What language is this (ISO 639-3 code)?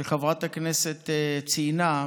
heb